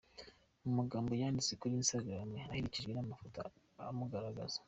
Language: Kinyarwanda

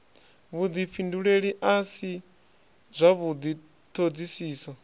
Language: Venda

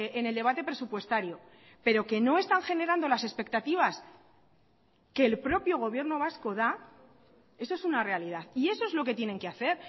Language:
Spanish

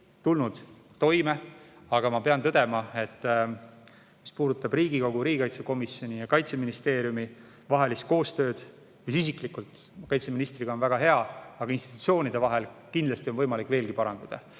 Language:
Estonian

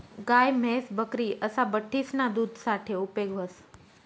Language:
Marathi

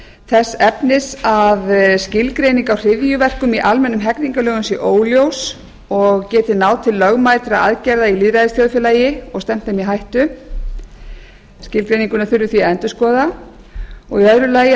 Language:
Icelandic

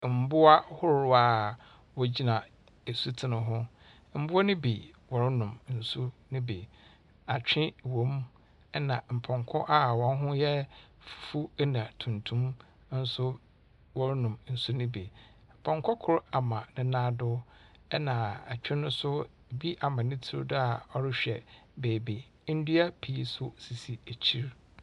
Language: Akan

